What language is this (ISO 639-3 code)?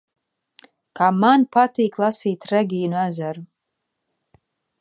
lav